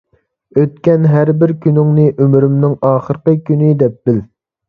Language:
Uyghur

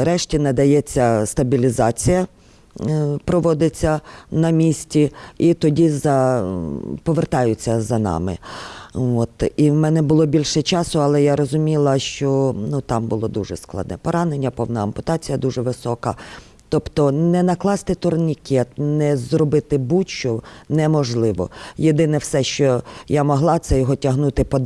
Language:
Ukrainian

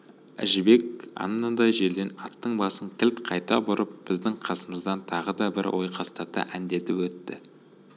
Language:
Kazakh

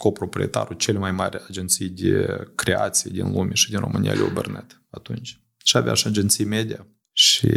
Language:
Romanian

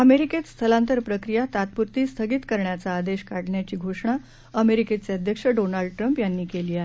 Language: Marathi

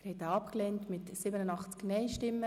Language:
Swiss German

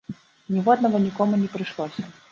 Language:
Belarusian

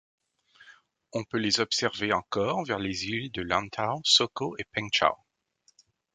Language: French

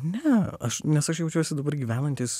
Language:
Lithuanian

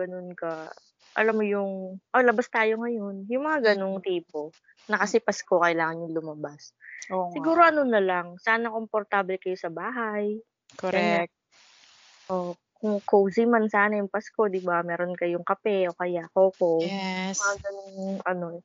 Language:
Filipino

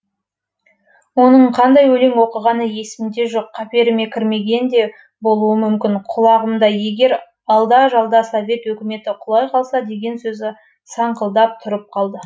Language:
Kazakh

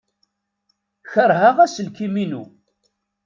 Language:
Kabyle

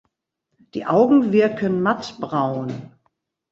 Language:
German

